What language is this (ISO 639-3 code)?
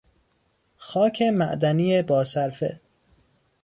fas